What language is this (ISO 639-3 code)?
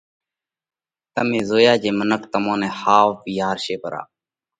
kvx